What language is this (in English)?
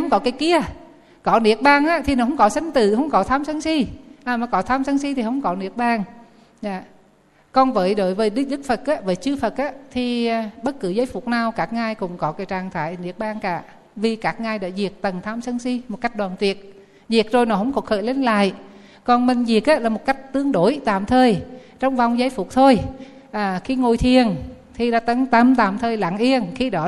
Vietnamese